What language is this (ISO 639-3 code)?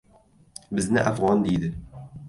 uzb